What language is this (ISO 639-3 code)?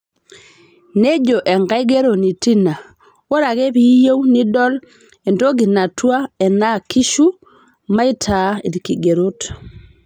mas